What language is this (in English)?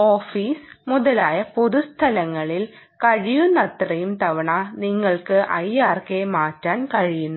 Malayalam